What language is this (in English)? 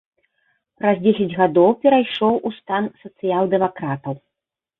Belarusian